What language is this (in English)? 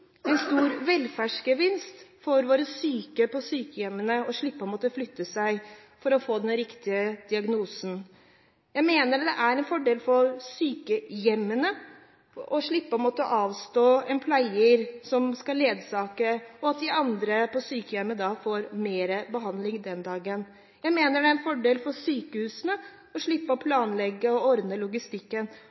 Norwegian Bokmål